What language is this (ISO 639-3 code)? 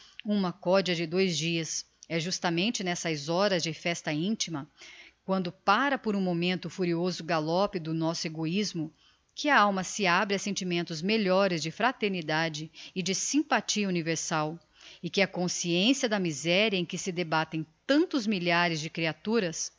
por